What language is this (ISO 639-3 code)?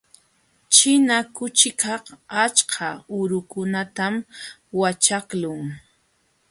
qxw